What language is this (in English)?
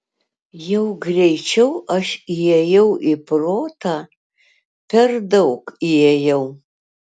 Lithuanian